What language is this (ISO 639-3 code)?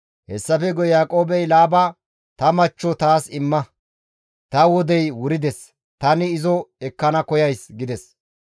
gmv